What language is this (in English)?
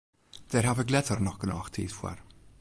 Western Frisian